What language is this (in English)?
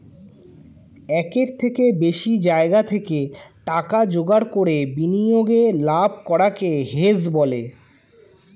Bangla